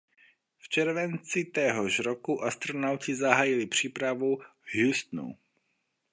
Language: Czech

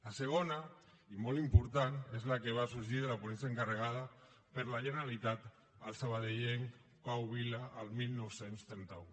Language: Catalan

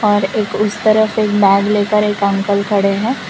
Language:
Hindi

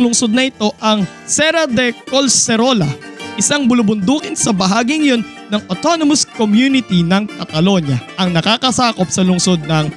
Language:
Filipino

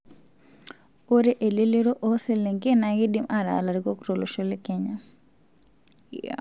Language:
Masai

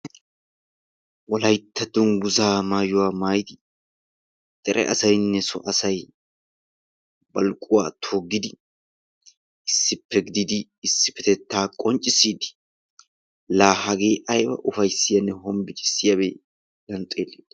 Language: Wolaytta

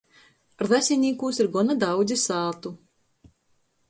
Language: Latgalian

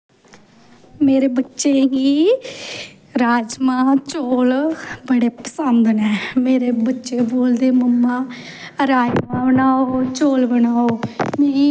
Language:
Dogri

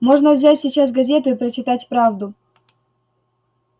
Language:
Russian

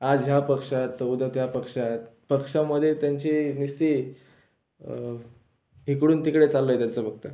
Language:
Marathi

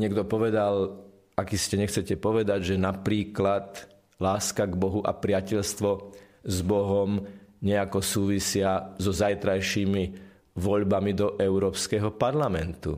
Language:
Slovak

